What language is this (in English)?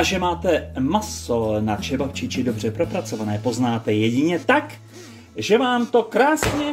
Czech